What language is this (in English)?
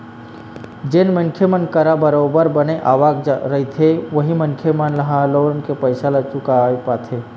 Chhattisgarhi